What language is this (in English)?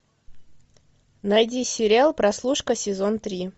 Russian